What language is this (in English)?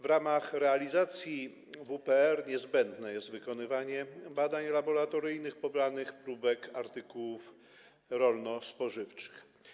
Polish